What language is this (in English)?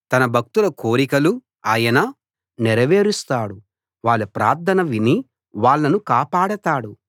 Telugu